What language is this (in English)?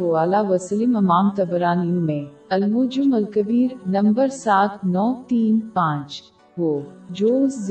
Urdu